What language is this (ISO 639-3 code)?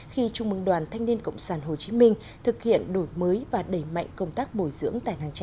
vie